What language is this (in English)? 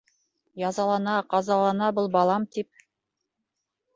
Bashkir